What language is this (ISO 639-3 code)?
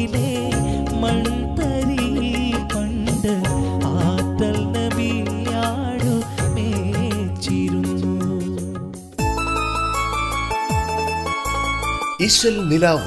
mal